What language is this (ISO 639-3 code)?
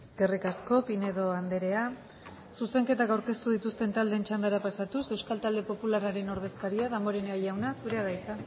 eus